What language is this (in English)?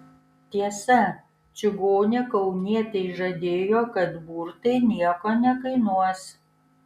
Lithuanian